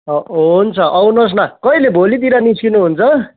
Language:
Nepali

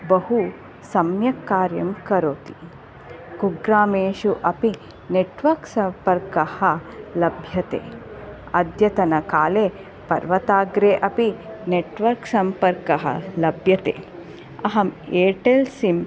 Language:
Sanskrit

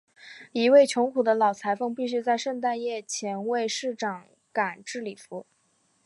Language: Chinese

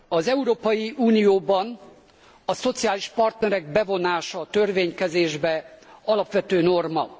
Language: Hungarian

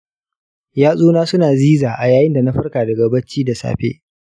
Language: Hausa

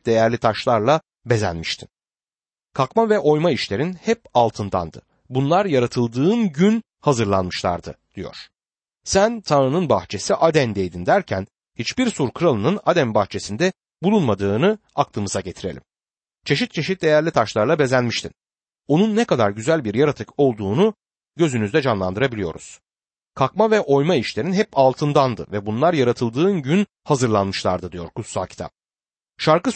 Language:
Turkish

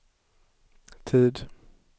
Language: Swedish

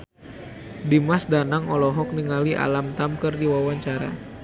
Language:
Sundanese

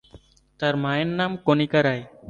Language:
Bangla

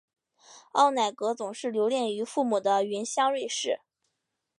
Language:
Chinese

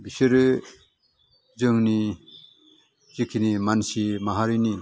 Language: Bodo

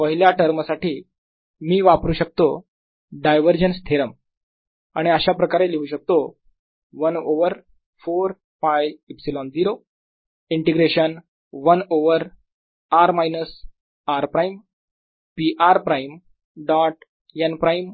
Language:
Marathi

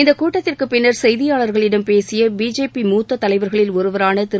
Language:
Tamil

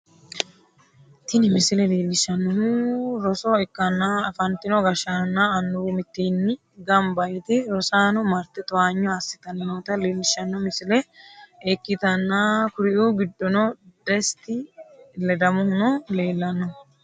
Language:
Sidamo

